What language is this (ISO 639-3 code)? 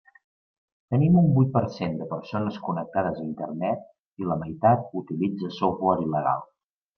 cat